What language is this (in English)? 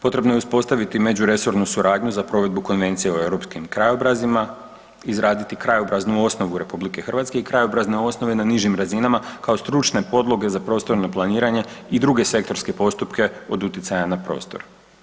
Croatian